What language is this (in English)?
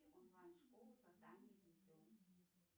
Russian